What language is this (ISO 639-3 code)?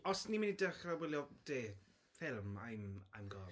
cym